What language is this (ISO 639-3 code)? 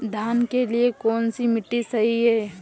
hin